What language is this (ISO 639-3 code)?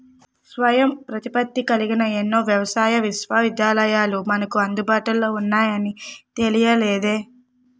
tel